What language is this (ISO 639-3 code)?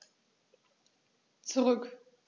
deu